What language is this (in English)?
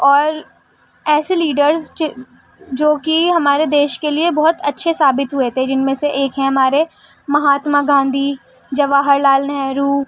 Urdu